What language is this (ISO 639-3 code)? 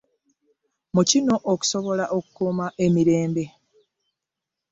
lug